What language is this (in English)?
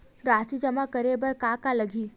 Chhattisgarhi